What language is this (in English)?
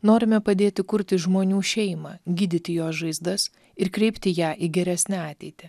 Lithuanian